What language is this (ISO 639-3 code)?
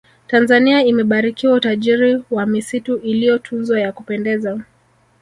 swa